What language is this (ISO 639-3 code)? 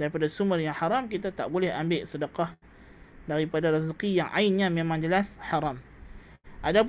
msa